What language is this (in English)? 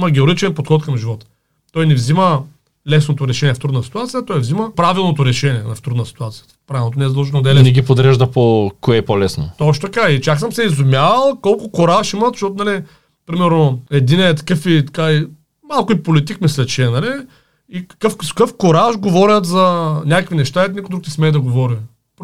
Bulgarian